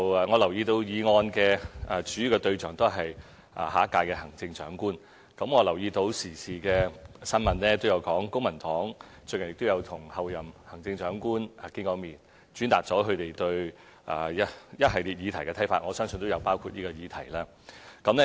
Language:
Cantonese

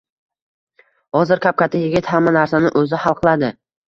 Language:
Uzbek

